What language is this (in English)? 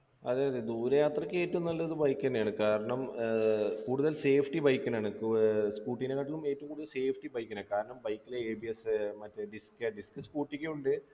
Malayalam